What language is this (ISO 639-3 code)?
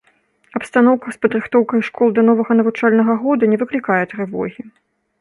bel